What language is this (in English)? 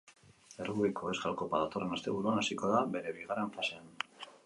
Basque